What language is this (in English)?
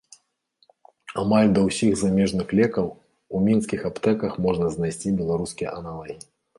Belarusian